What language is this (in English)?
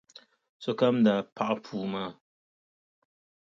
Dagbani